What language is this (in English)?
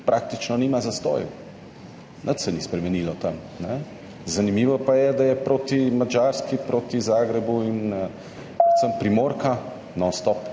Slovenian